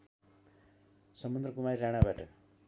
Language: Nepali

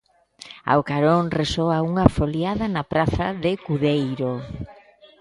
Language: Galician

